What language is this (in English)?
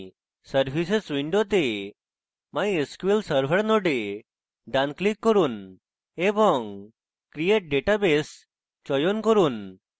Bangla